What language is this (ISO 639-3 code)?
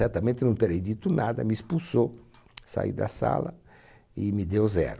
por